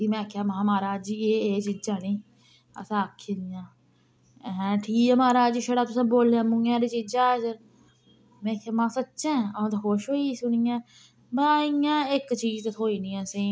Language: Dogri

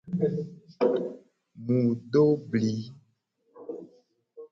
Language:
Gen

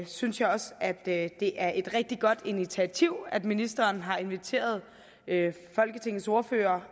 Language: Danish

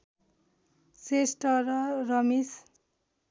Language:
Nepali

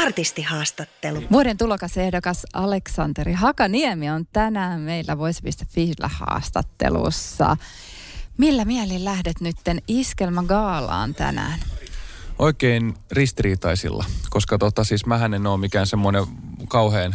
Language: Finnish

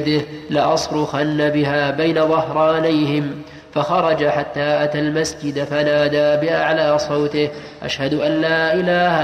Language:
Arabic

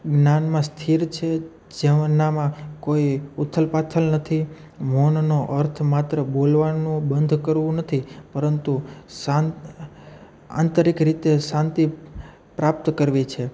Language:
Gujarati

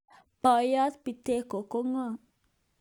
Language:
Kalenjin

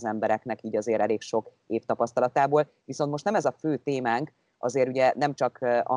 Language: Hungarian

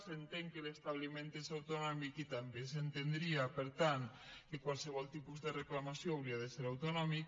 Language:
Catalan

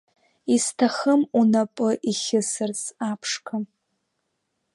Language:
Abkhazian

